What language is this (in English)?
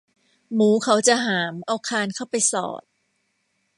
Thai